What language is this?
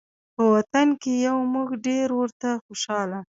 Pashto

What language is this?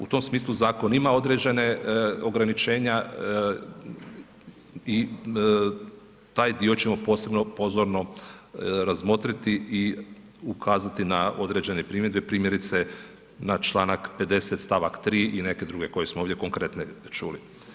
Croatian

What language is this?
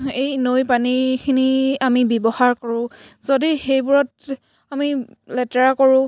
Assamese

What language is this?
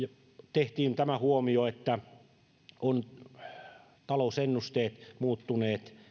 Finnish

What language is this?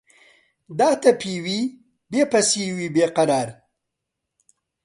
Central Kurdish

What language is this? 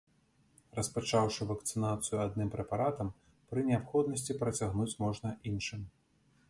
Belarusian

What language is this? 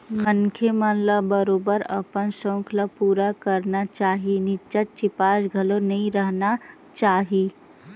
Chhattisgarhi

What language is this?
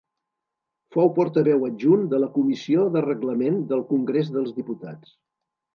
Catalan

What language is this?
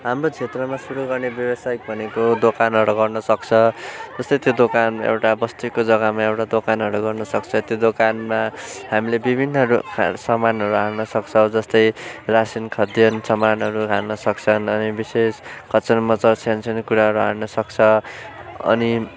Nepali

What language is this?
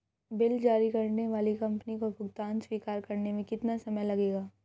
Hindi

